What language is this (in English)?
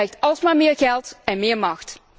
Dutch